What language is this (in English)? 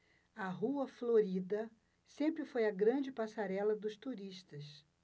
Portuguese